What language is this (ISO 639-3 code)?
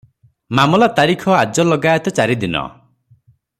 ori